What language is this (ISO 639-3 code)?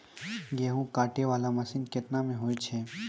mai